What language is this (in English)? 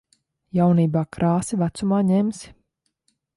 Latvian